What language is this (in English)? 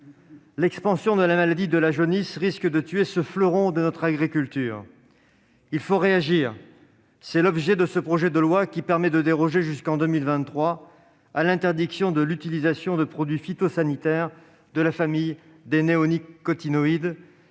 French